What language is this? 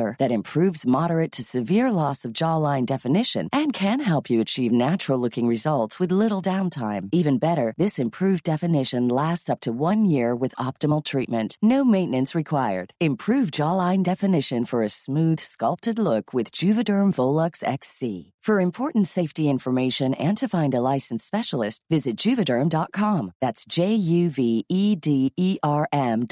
Swedish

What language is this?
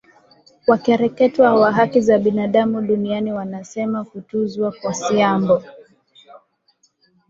Swahili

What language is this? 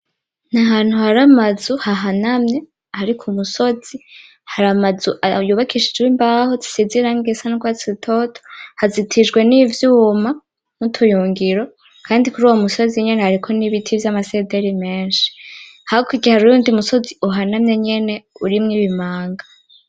Rundi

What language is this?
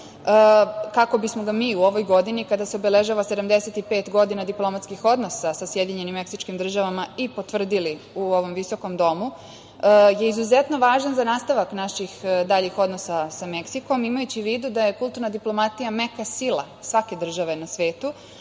Serbian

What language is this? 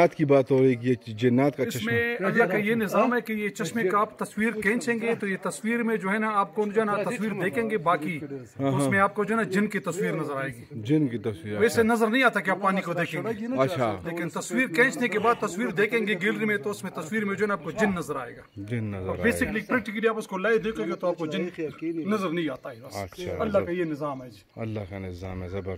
Hindi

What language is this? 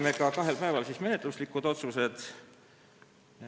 Estonian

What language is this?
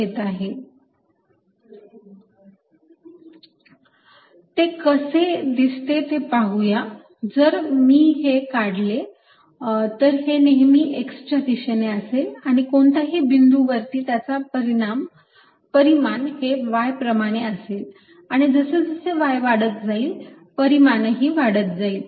Marathi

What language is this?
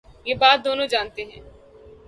Urdu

